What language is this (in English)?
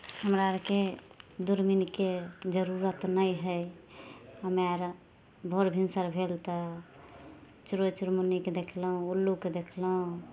Maithili